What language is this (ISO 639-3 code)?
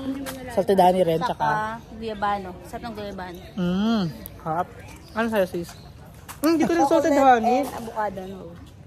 fil